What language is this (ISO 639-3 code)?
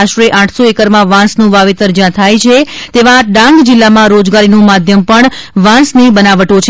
guj